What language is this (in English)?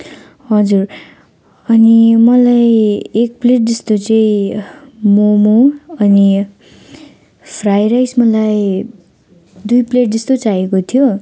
Nepali